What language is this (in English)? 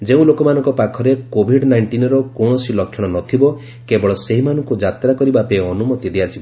Odia